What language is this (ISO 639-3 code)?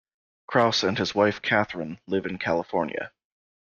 eng